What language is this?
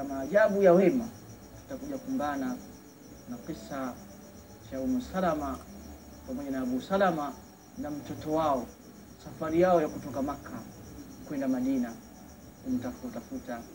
Swahili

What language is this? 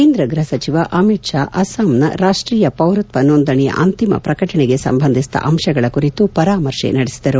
Kannada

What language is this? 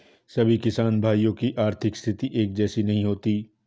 Hindi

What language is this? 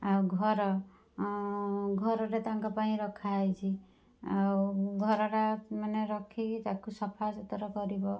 Odia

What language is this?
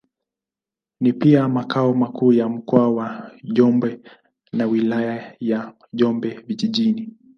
Swahili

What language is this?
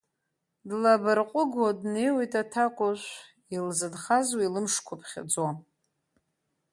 Abkhazian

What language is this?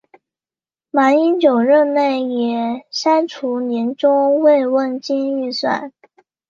Chinese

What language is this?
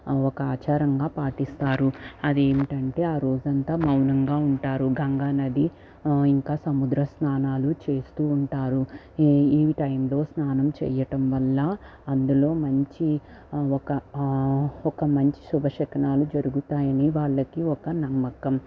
Telugu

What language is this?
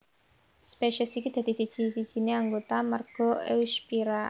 Javanese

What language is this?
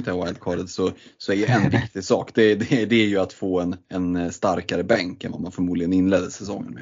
Swedish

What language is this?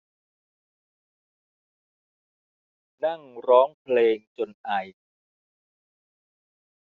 Thai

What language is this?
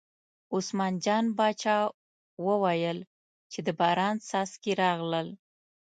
Pashto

